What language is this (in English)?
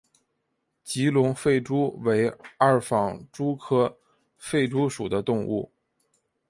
Chinese